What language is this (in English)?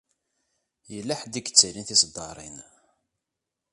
Kabyle